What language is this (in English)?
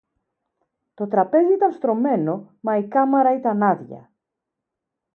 Greek